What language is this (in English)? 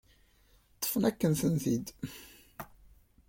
Kabyle